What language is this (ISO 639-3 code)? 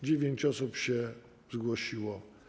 pol